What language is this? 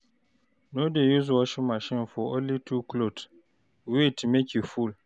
Nigerian Pidgin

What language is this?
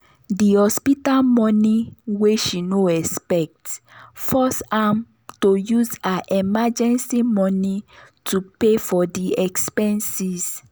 Nigerian Pidgin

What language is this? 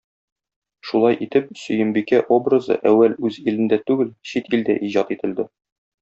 Tatar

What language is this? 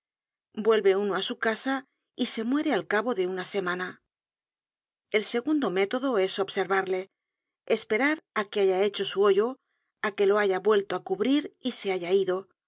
Spanish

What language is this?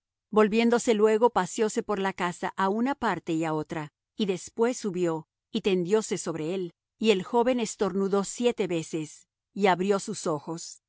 Spanish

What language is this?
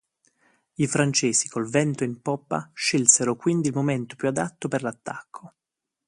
Italian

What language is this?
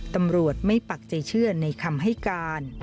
Thai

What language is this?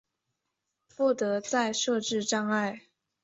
Chinese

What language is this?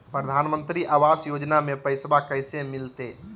Magahi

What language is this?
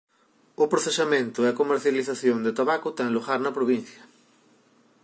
Galician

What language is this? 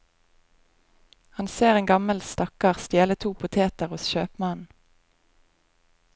Norwegian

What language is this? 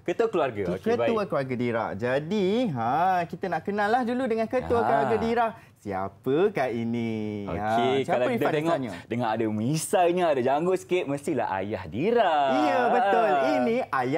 Malay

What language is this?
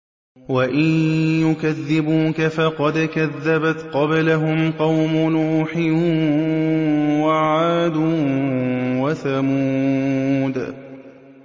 Arabic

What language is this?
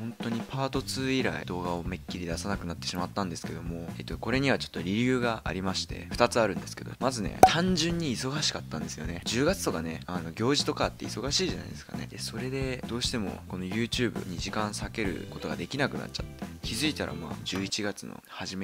Japanese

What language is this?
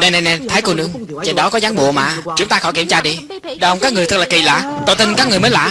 Vietnamese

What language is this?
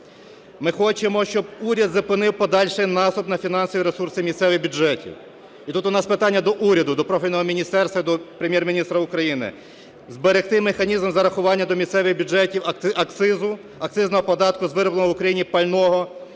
Ukrainian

